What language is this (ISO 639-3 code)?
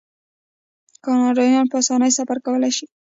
pus